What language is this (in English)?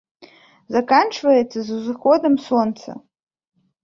Belarusian